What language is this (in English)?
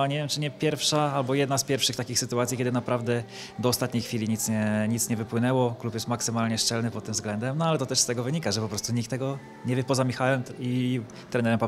Polish